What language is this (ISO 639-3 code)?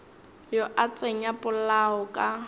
nso